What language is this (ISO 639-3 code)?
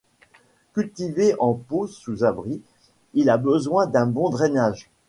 fra